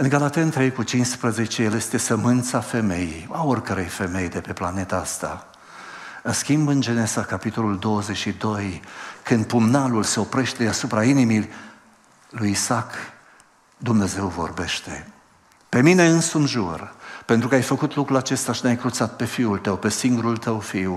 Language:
Romanian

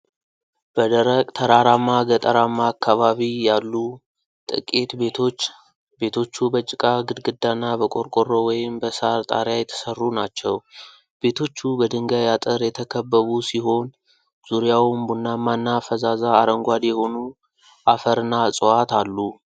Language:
Amharic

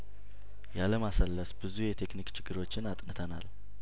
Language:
Amharic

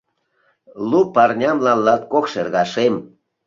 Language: Mari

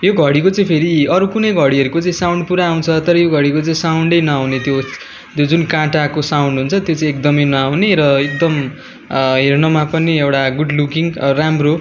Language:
Nepali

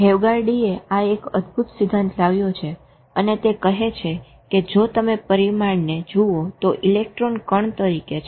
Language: Gujarati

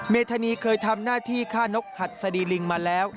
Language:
Thai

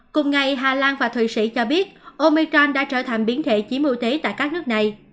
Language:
Vietnamese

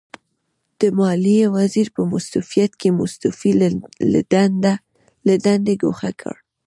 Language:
Pashto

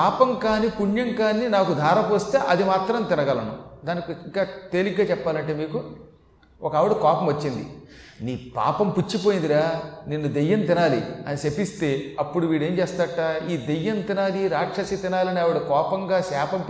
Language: Telugu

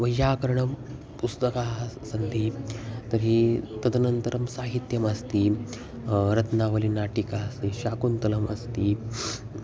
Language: Sanskrit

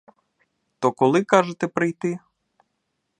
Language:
Ukrainian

